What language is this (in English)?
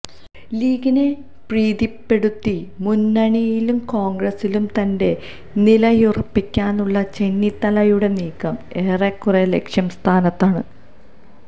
Malayalam